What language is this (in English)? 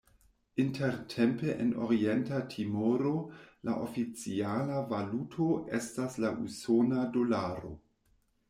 Esperanto